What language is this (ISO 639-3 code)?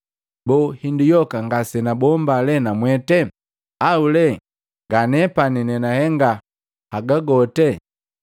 mgv